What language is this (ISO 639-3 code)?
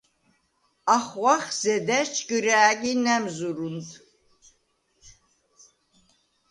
sva